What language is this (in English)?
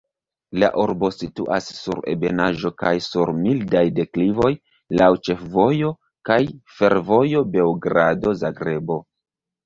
Esperanto